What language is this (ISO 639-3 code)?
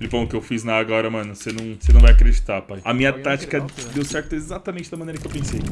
por